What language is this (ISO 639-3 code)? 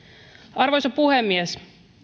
fin